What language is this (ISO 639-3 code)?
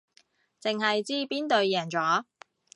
yue